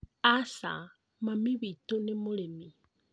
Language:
Kikuyu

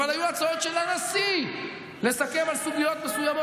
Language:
Hebrew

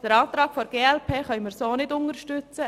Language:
Swiss German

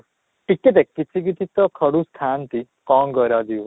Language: Odia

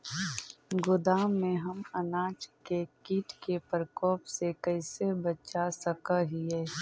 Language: Magahi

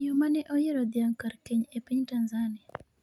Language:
Luo (Kenya and Tanzania)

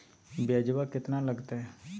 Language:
Magahi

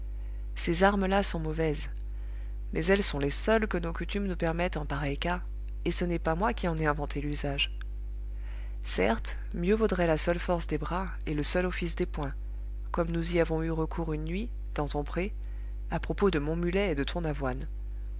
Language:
French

